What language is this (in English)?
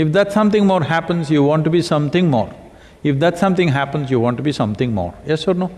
English